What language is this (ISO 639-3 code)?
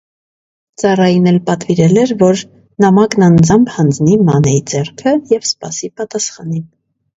hye